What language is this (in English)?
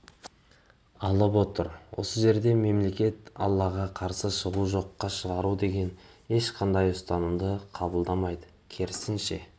Kazakh